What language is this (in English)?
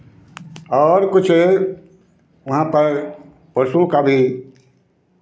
Hindi